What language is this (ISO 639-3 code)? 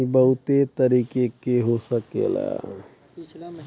bho